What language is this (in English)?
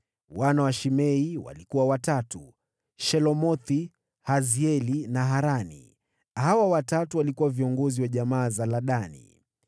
Swahili